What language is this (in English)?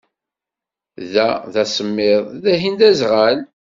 Kabyle